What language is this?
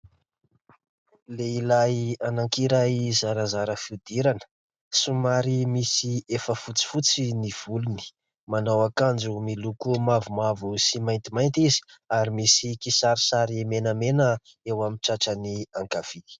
Malagasy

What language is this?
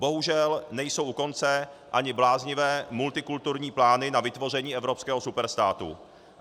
Czech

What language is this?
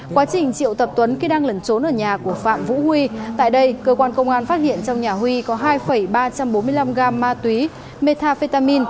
Vietnamese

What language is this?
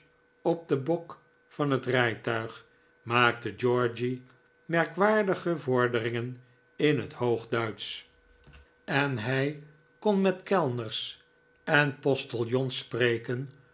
Dutch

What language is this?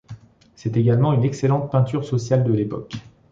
French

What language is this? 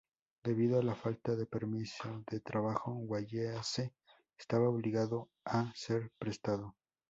Spanish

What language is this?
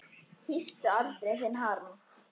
Icelandic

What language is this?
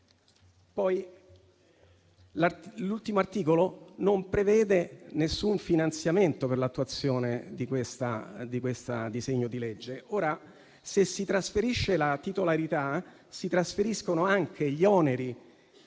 Italian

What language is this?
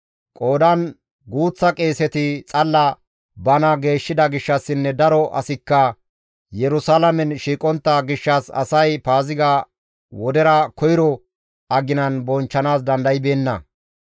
Gamo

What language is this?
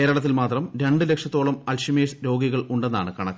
Malayalam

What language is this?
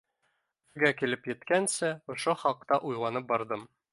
Bashkir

